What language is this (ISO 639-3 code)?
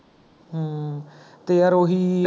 pan